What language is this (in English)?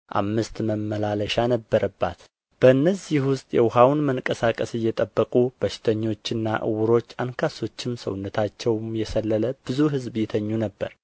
Amharic